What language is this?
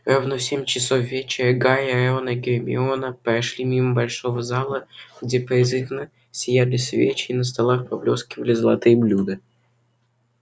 Russian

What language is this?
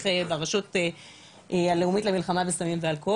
Hebrew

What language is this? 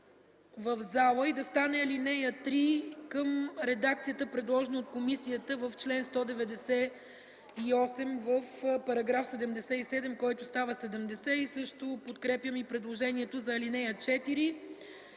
Bulgarian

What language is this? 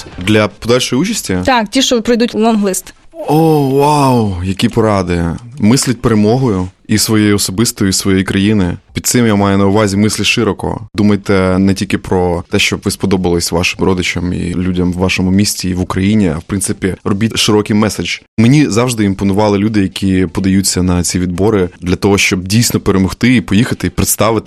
Ukrainian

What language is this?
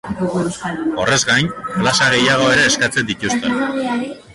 Basque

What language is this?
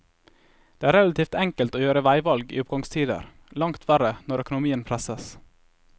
Norwegian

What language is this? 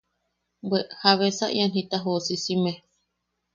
Yaqui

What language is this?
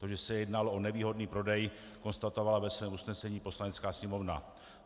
Czech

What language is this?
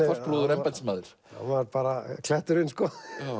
Icelandic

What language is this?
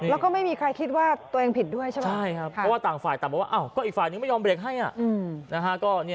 Thai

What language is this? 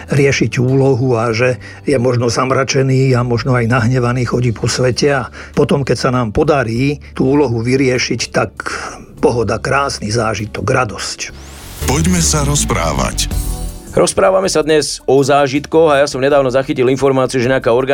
Slovak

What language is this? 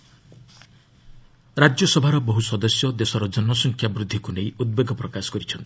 Odia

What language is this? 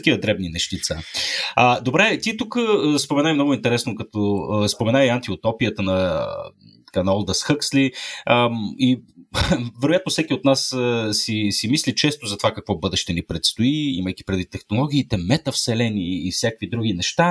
Bulgarian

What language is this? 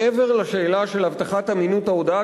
Hebrew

